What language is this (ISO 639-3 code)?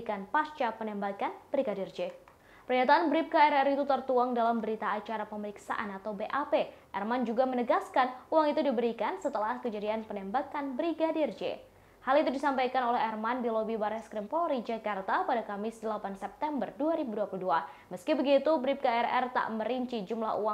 ind